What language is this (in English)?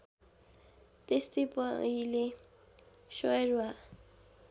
Nepali